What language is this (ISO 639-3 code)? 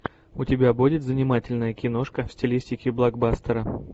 rus